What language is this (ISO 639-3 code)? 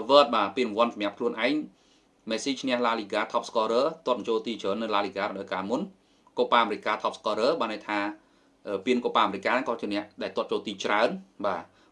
vie